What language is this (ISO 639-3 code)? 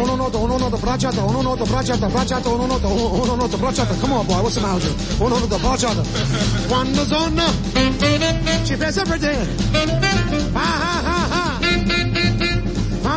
slk